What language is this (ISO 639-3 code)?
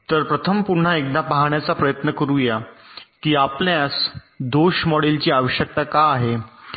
mar